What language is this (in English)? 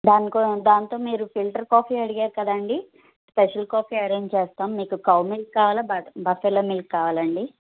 Telugu